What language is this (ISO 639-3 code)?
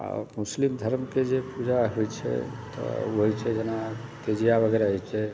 mai